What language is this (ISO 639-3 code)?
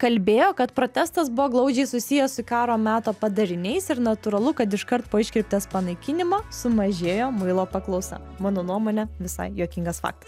lit